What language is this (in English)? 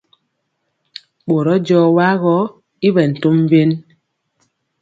Mpiemo